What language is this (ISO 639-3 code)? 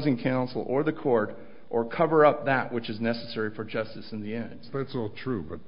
eng